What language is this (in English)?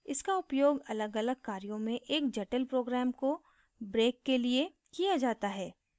Hindi